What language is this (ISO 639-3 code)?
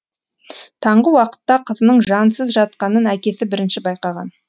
kaz